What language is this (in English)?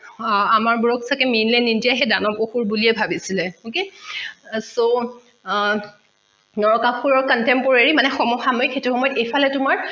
Assamese